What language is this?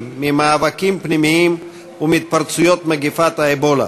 Hebrew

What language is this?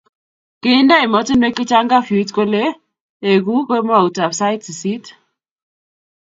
Kalenjin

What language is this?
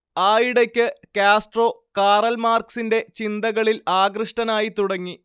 Malayalam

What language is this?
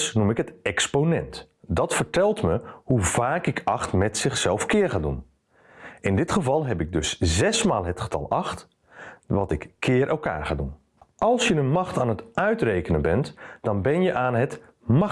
Dutch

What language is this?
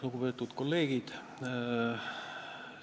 Estonian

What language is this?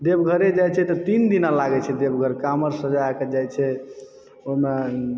Maithili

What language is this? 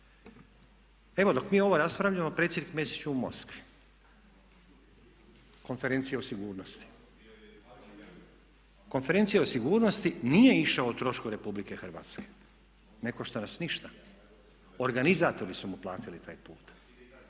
Croatian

